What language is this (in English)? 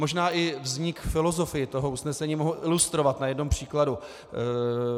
Czech